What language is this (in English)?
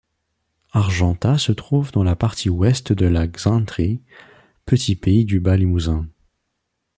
French